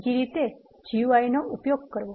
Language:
Gujarati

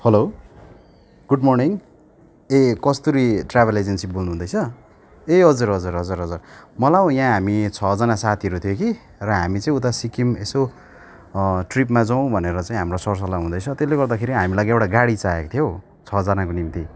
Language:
Nepali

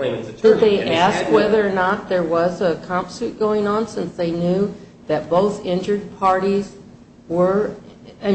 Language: English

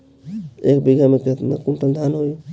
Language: Bhojpuri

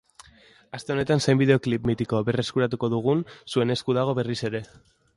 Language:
Basque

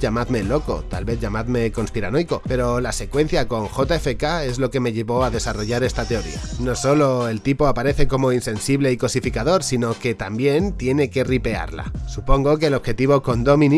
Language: Spanish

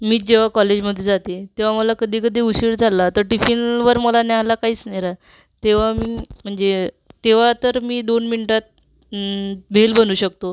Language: Marathi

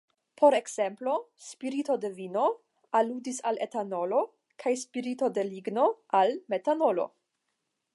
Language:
Esperanto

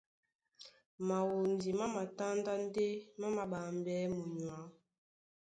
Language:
Duala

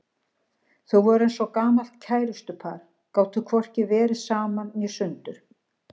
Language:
Icelandic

